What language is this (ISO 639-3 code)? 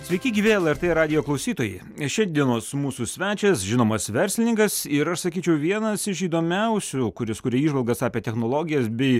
lit